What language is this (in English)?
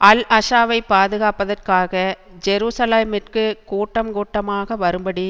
Tamil